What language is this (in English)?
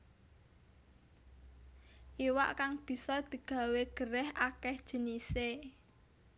Javanese